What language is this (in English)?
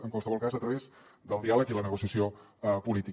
Catalan